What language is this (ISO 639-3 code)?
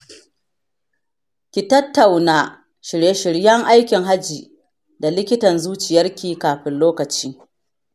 hau